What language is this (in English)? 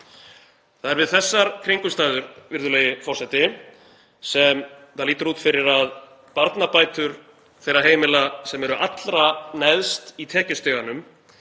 Icelandic